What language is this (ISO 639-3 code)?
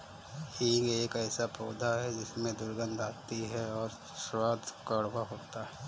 hin